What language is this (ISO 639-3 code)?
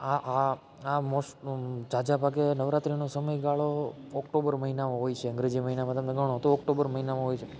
guj